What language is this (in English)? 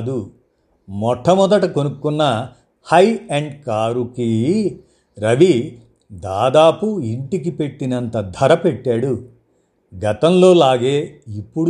Telugu